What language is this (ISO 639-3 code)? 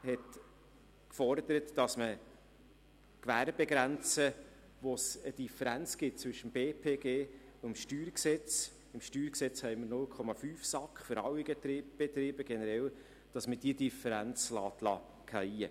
gsw